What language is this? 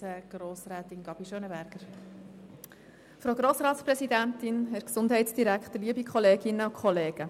Swiss German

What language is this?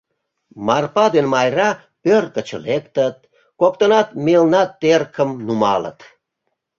Mari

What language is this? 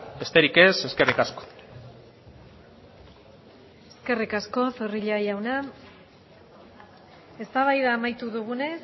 Basque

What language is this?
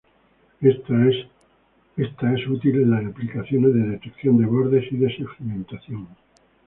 Spanish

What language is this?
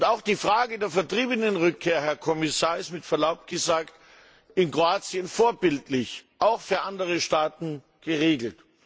German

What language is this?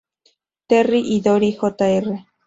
Spanish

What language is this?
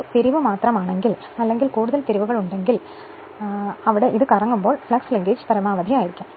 Malayalam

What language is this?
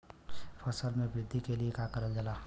Bhojpuri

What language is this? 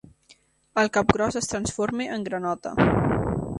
Catalan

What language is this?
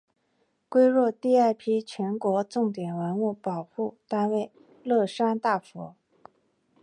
Chinese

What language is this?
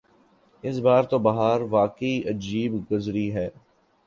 Urdu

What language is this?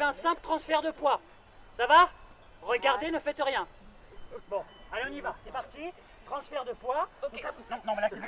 French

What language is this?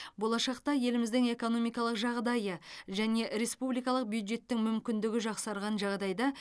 Kazakh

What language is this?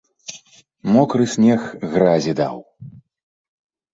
Belarusian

